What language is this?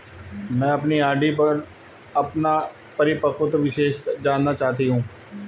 Hindi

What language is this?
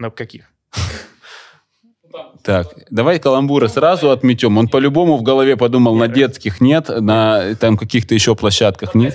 Russian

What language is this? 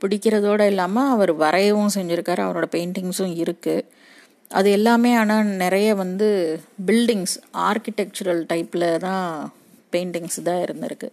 Tamil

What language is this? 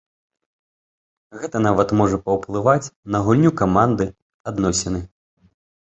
Belarusian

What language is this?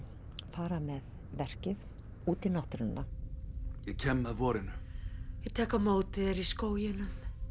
Icelandic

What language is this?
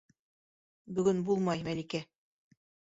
Bashkir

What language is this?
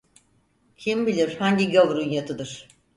Turkish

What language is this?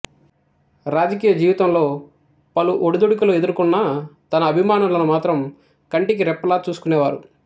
Telugu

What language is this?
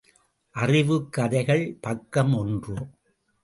Tamil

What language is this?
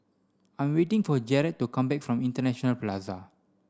English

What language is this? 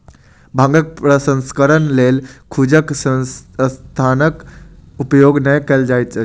Maithili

